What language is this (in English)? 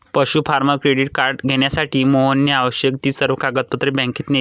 Marathi